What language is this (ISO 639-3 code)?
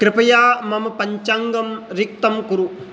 san